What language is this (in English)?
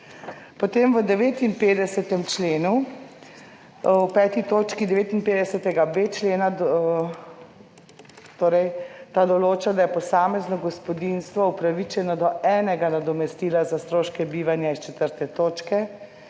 Slovenian